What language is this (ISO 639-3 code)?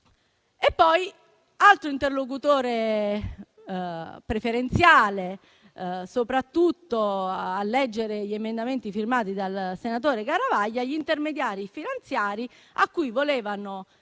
ita